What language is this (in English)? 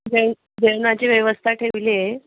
Marathi